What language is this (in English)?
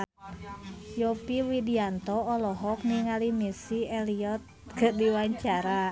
Sundanese